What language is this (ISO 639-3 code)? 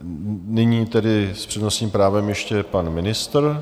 ces